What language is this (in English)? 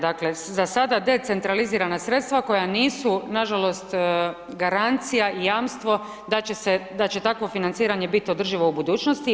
Croatian